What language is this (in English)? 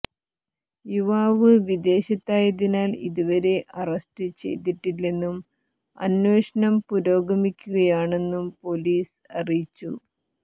Malayalam